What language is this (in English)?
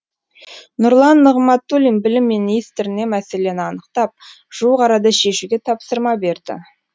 Kazakh